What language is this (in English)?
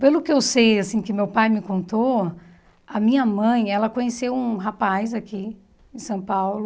Portuguese